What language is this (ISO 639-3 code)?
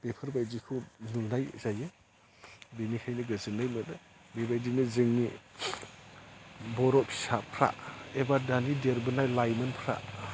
brx